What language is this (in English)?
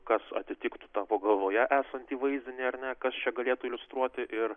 Lithuanian